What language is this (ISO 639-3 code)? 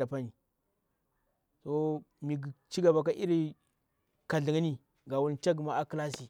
bwr